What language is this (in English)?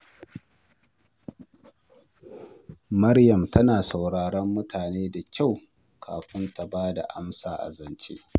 Hausa